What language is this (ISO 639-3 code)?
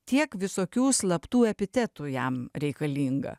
lit